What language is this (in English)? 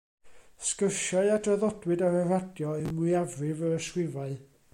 Welsh